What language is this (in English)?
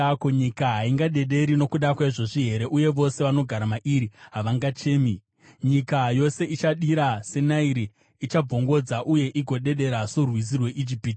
Shona